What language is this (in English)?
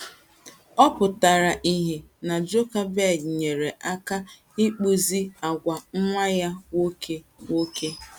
Igbo